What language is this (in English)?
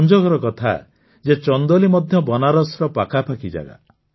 Odia